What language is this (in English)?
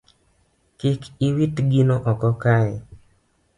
Luo (Kenya and Tanzania)